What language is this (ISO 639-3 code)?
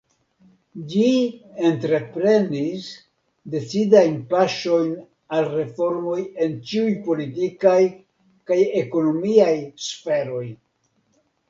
epo